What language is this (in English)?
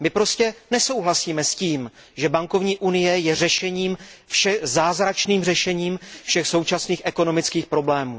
Czech